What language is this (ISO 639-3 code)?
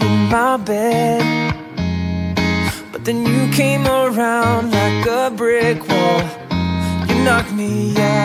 zho